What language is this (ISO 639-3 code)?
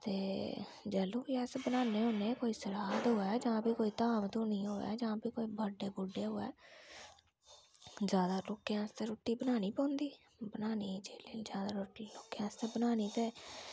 doi